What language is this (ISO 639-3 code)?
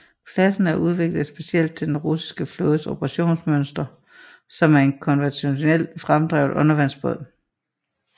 dan